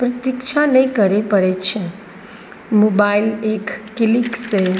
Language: Maithili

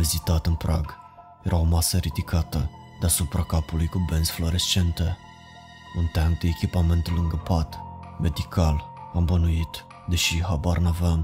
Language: Romanian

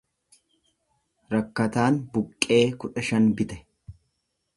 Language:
Oromo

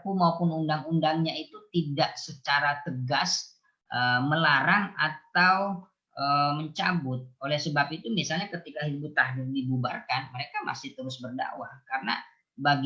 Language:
Indonesian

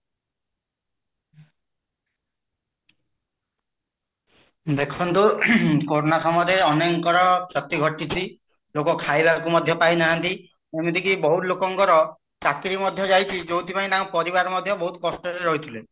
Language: Odia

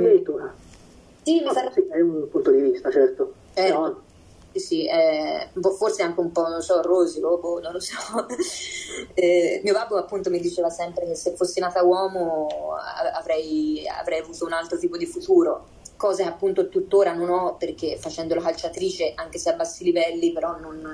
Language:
Italian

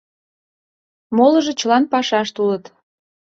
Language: Mari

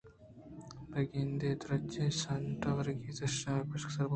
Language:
Eastern Balochi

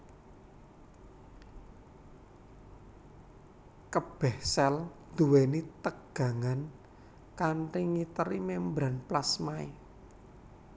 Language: Javanese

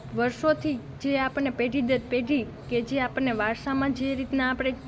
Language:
Gujarati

